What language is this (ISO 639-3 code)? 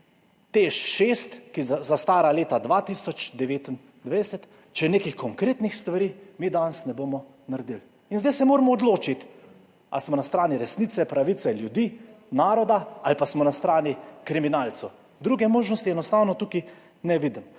slv